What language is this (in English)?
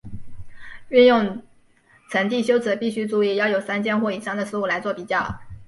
Chinese